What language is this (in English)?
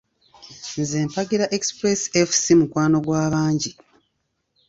Ganda